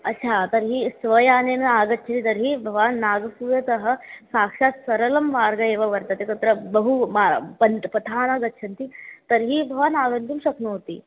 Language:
Sanskrit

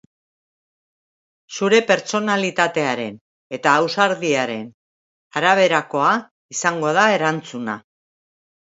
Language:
Basque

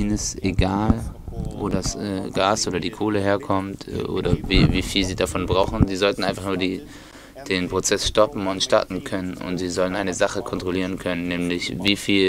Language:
German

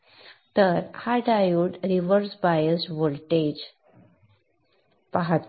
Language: Marathi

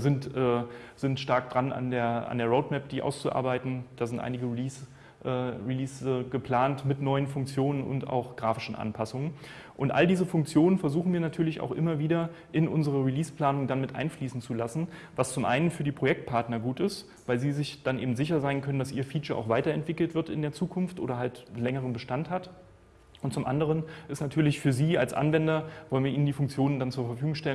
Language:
German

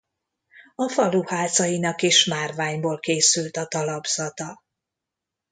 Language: Hungarian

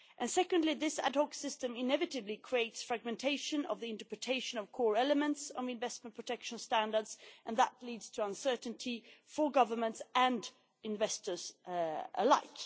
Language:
English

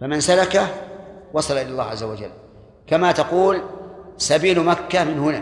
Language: Arabic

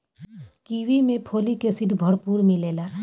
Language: Bhojpuri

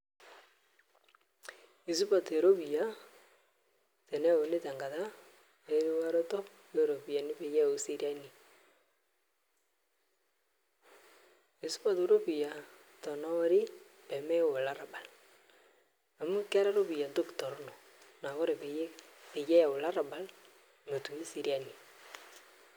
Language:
Masai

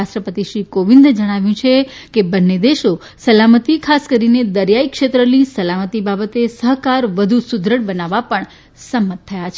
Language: Gujarati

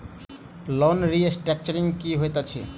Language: Maithili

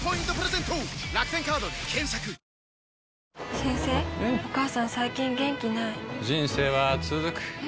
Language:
Japanese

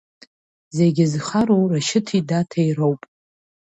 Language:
Abkhazian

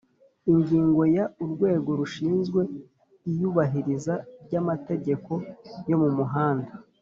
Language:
Kinyarwanda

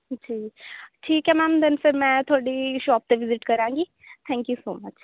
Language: Punjabi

